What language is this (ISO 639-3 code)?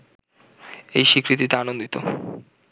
ben